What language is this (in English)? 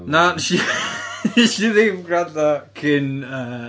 Welsh